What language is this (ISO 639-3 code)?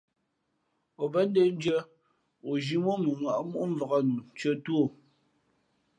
fmp